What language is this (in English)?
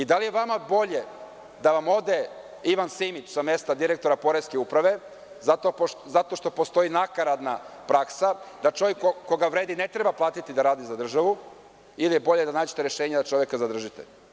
Serbian